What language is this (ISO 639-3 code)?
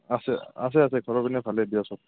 asm